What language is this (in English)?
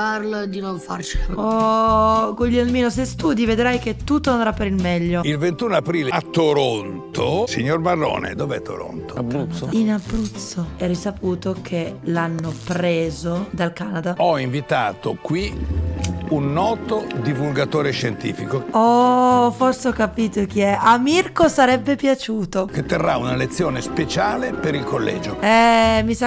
Italian